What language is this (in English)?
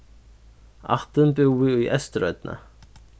Faroese